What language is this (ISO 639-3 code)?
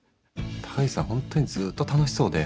jpn